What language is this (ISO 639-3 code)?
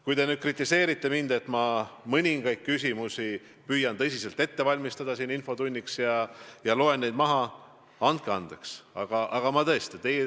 est